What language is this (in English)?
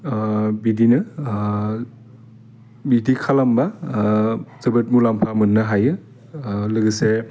Bodo